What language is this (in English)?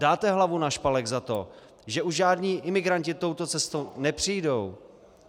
Czech